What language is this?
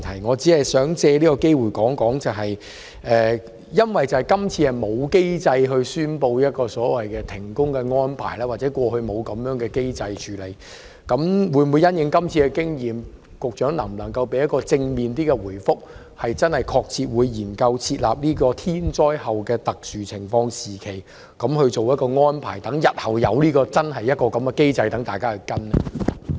Cantonese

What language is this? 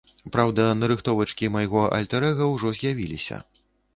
Belarusian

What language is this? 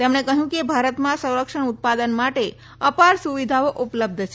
Gujarati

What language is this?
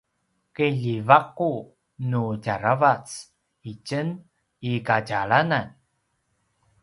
Paiwan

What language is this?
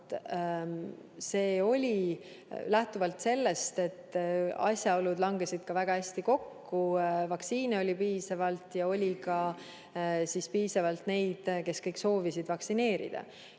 Estonian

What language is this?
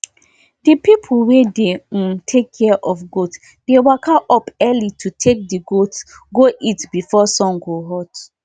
Nigerian Pidgin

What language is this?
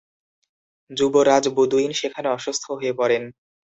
Bangla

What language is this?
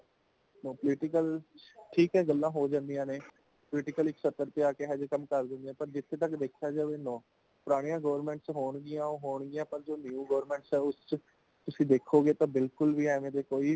Punjabi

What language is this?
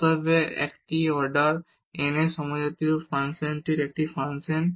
Bangla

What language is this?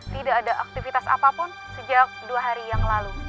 Indonesian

